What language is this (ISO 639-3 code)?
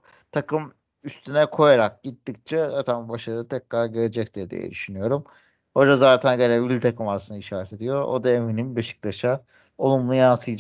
tur